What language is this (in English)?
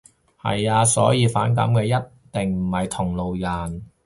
Cantonese